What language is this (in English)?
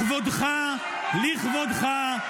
Hebrew